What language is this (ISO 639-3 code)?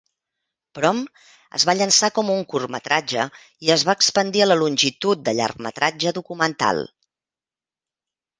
cat